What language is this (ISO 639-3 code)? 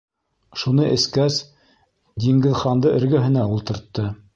bak